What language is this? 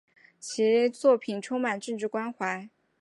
Chinese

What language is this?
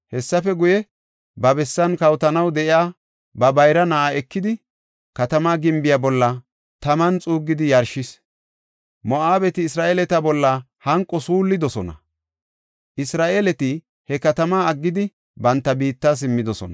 Gofa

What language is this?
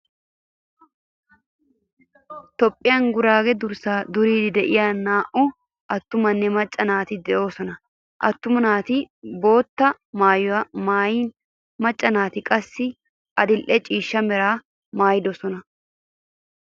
Wolaytta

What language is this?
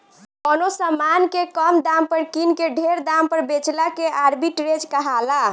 Bhojpuri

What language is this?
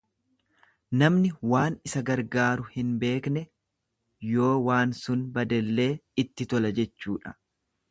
Oromo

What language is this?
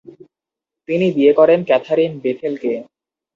Bangla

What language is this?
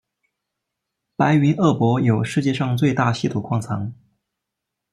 Chinese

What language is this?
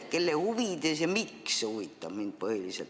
Estonian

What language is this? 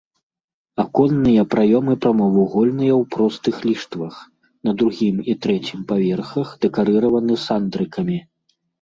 Belarusian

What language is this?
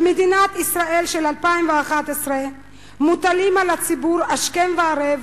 Hebrew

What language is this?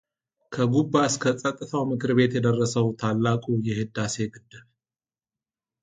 Amharic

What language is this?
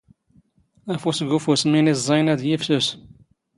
Standard Moroccan Tamazight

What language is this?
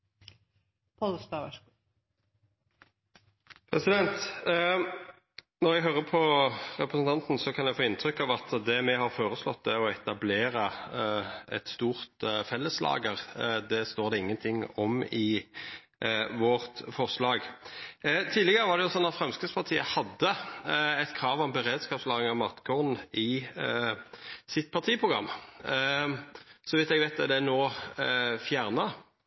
Norwegian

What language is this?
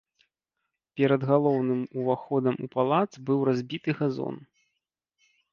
Belarusian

